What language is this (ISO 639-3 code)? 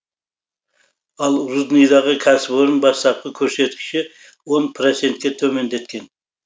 kaz